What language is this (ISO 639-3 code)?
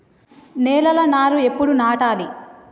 tel